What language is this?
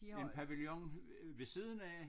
Danish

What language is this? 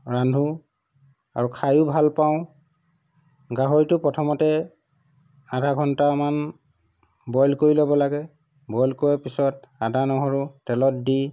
Assamese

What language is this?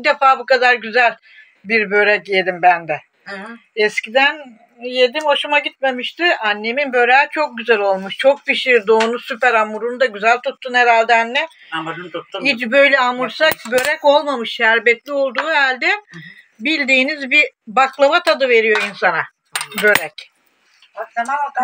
Turkish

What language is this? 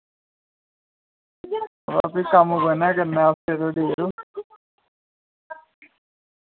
Dogri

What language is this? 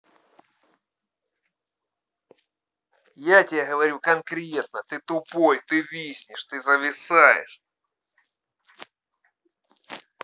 Russian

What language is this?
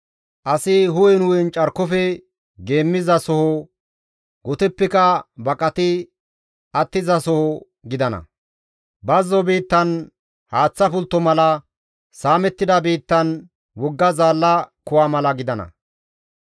Gamo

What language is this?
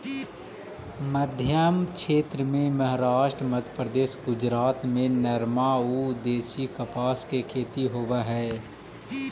Magahi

